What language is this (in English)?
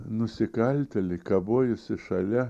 Lithuanian